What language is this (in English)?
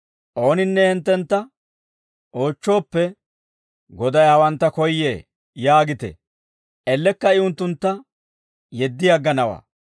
Dawro